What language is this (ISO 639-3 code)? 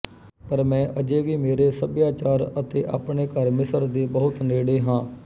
pan